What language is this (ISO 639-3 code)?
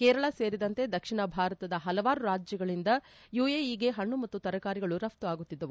kan